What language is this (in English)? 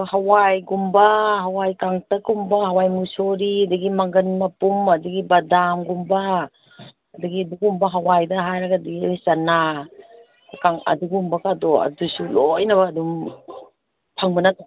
Manipuri